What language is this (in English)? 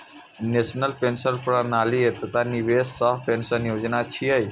Maithili